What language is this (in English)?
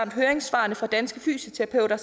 Danish